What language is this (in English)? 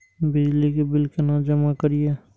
Maithili